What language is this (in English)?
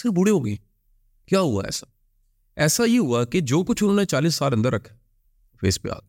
Urdu